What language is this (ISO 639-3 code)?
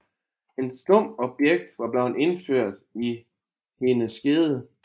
dan